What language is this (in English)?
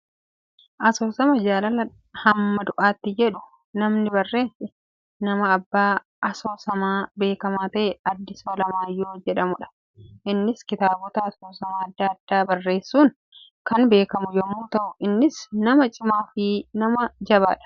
Oromo